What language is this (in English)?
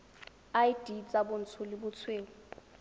Tswana